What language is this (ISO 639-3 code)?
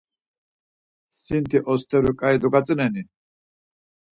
lzz